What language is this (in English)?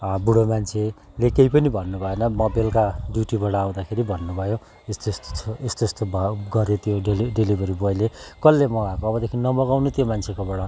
Nepali